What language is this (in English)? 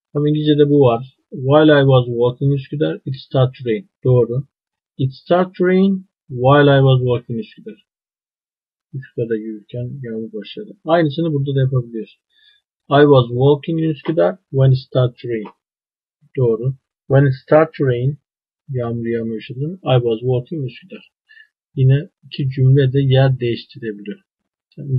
Turkish